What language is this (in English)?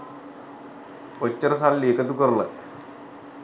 Sinhala